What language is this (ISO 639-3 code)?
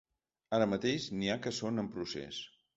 cat